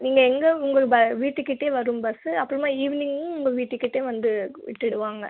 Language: Tamil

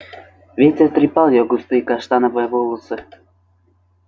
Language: Russian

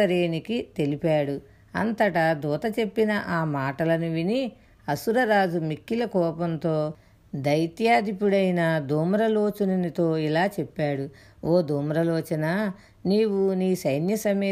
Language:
Telugu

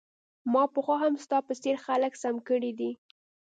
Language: Pashto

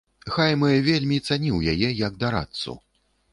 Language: Belarusian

